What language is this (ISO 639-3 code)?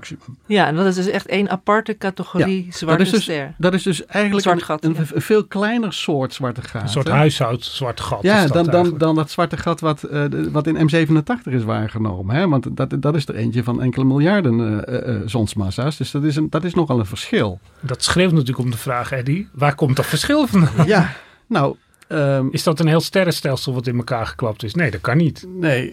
nld